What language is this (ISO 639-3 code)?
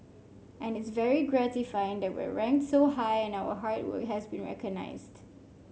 eng